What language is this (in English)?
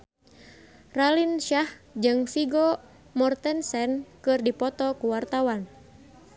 Sundanese